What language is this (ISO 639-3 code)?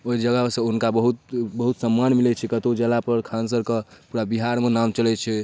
mai